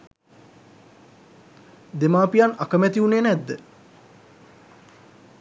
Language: Sinhala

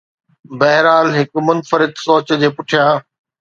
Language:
Sindhi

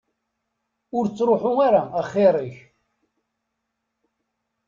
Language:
Kabyle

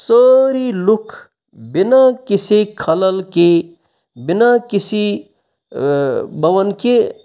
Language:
Kashmiri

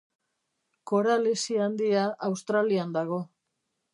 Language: Basque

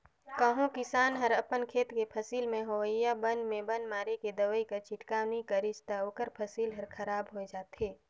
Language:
Chhattisgarhi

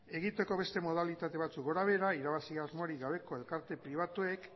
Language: Basque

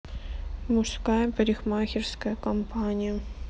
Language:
Russian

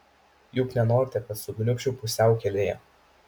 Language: Lithuanian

